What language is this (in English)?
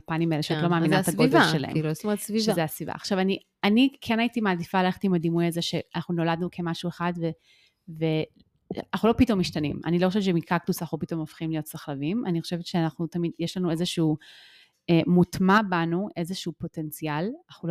Hebrew